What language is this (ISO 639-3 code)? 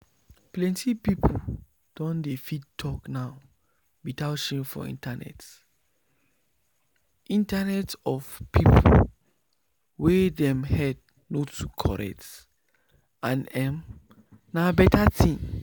pcm